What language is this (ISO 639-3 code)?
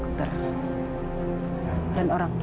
ind